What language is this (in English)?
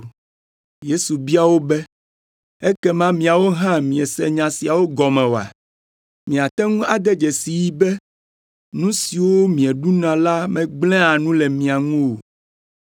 Ewe